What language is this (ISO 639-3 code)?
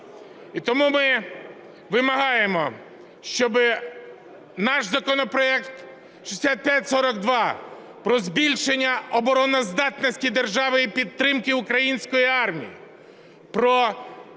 ukr